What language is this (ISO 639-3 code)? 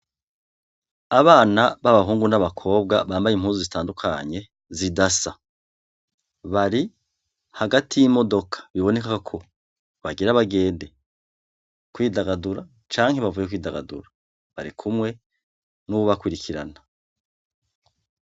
run